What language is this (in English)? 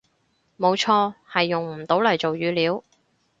Cantonese